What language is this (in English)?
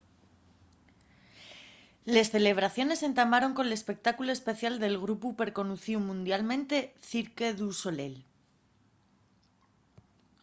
Asturian